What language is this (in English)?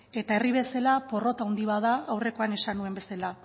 Basque